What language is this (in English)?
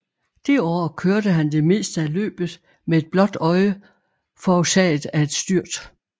Danish